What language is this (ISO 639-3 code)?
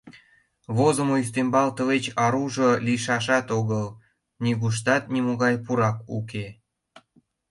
chm